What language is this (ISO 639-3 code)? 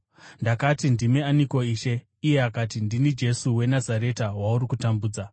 sna